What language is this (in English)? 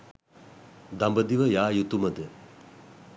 Sinhala